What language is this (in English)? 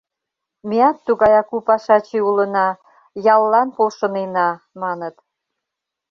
Mari